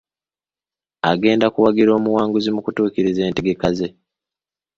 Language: Ganda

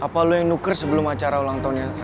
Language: Indonesian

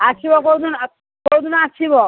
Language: Odia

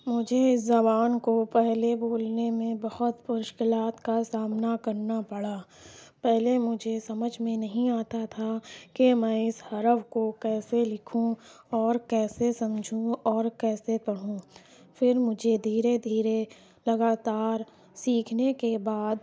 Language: Urdu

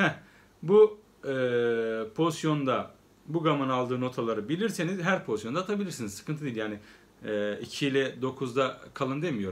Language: Turkish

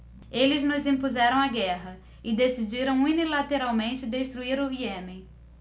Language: Portuguese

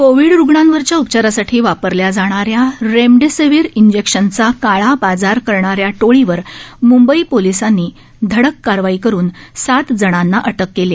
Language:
Marathi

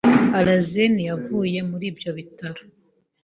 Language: Kinyarwanda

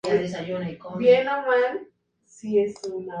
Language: Spanish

